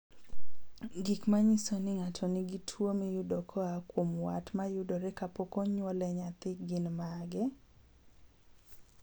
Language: Luo (Kenya and Tanzania)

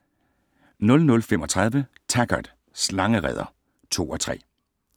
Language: Danish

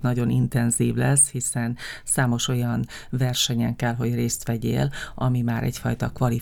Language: Hungarian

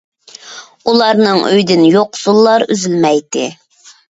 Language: Uyghur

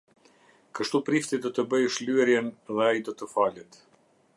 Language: Albanian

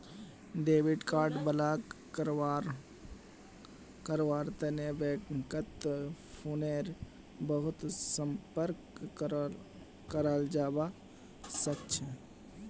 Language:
Magahi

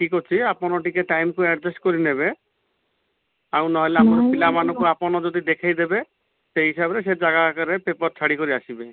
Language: Odia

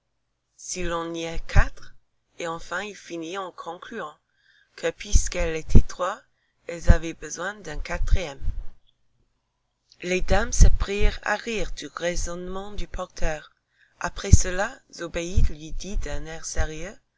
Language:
French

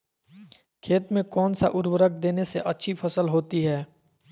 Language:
Magahi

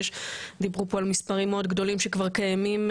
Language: Hebrew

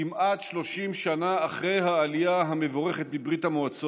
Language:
Hebrew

